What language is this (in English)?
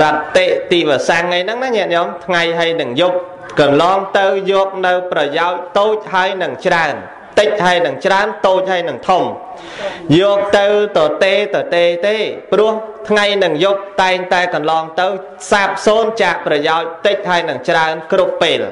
Vietnamese